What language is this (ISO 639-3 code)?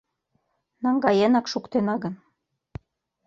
chm